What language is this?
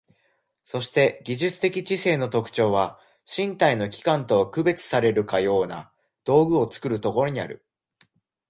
Japanese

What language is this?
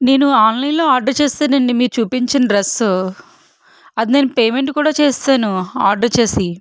Telugu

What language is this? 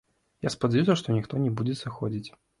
Belarusian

